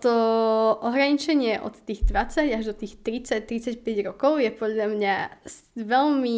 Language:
Slovak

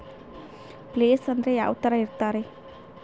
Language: Kannada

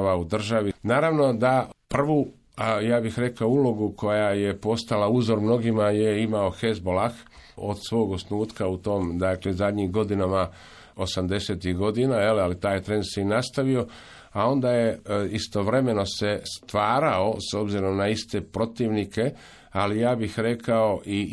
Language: Croatian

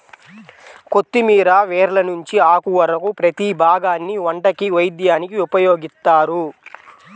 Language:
Telugu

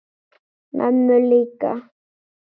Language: Icelandic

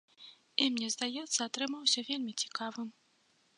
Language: Belarusian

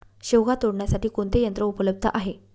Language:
Marathi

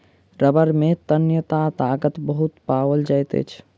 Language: Maithili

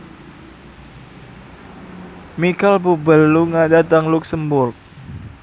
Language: Javanese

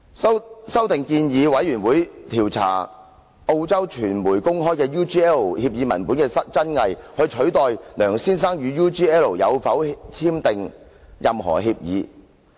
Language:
Cantonese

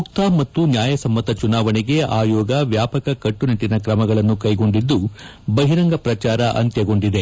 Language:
Kannada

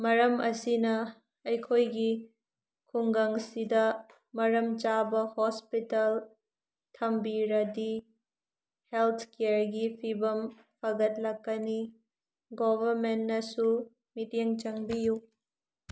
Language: Manipuri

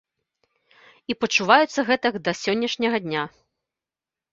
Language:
Belarusian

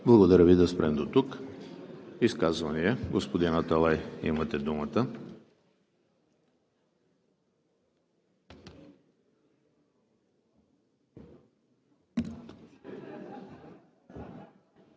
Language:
Bulgarian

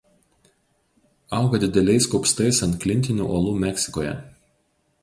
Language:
Lithuanian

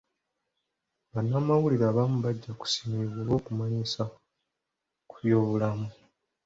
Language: Ganda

